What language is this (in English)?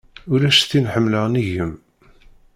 Kabyle